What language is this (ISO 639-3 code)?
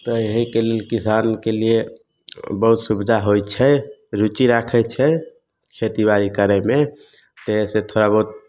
mai